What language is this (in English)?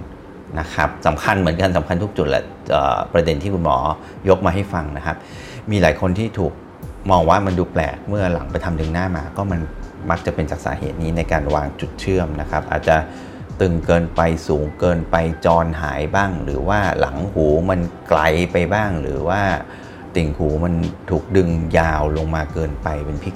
Thai